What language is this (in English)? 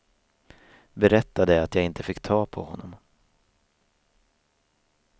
Swedish